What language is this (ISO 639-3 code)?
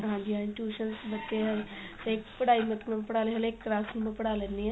pan